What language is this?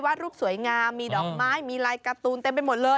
Thai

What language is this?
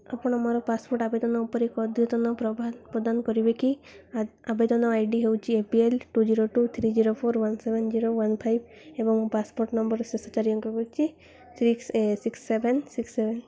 Odia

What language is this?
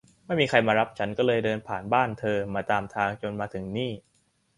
Thai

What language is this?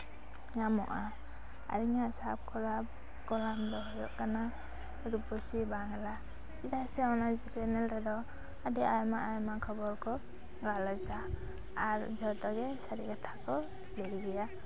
Santali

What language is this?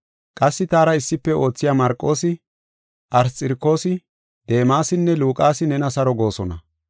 Gofa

